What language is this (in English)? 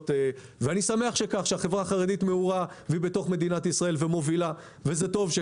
Hebrew